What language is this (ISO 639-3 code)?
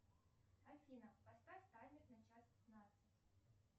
rus